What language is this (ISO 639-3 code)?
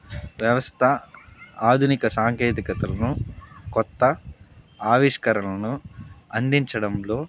tel